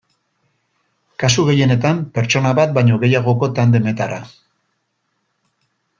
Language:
Basque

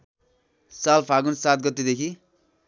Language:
Nepali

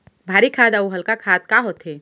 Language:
Chhattisgarhi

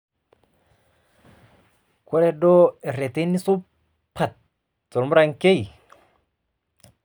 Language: Masai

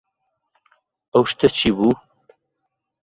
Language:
Central Kurdish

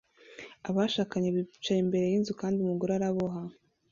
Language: Kinyarwanda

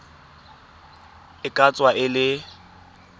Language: Tswana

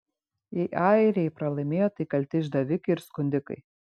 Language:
Lithuanian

